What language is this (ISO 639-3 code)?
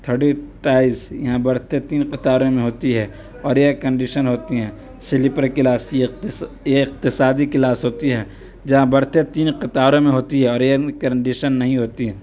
urd